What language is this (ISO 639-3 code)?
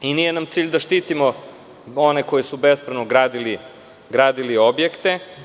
srp